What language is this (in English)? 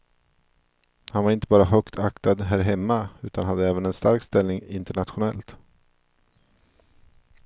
Swedish